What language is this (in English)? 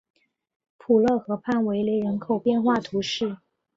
Chinese